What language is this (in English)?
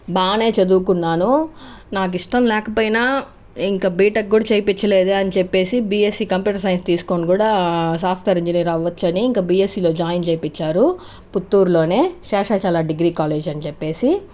Telugu